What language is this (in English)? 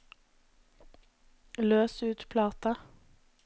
Norwegian